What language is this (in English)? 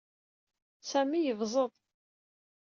Kabyle